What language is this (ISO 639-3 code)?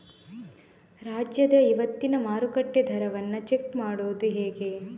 kan